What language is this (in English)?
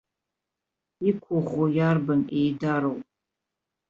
Abkhazian